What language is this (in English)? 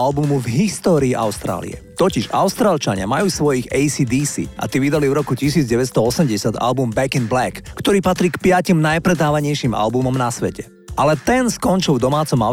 Slovak